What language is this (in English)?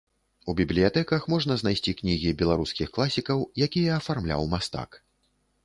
Belarusian